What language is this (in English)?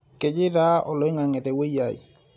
Masai